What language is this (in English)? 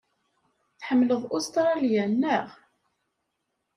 Kabyle